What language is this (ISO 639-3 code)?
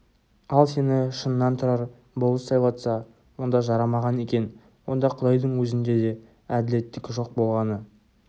kaz